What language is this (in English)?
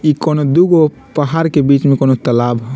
Bhojpuri